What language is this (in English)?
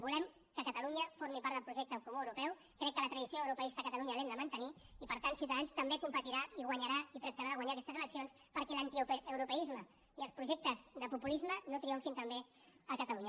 Catalan